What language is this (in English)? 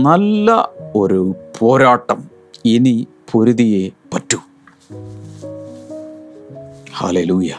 Malayalam